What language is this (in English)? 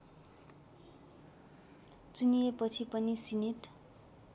Nepali